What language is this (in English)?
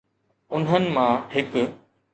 Sindhi